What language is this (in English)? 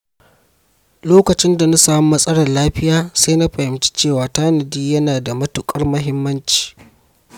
Hausa